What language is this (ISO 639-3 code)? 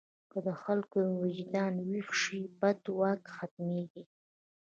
pus